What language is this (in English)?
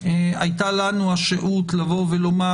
Hebrew